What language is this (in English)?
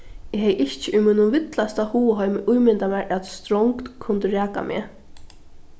Faroese